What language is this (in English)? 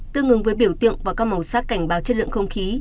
Vietnamese